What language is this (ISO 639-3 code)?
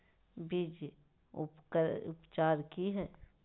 mag